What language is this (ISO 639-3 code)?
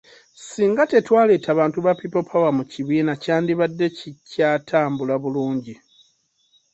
lug